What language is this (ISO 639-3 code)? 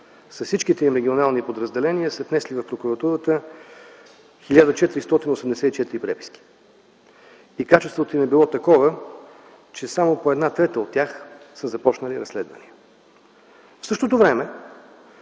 bul